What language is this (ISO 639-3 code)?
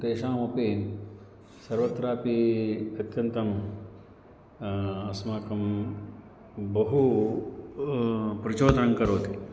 san